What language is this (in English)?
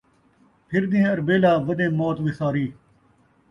Saraiki